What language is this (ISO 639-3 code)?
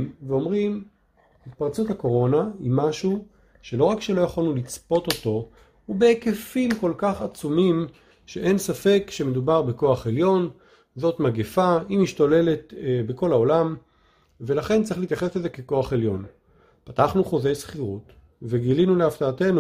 heb